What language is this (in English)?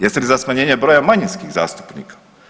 Croatian